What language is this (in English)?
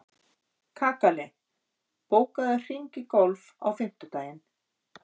Icelandic